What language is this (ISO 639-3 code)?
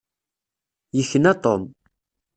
kab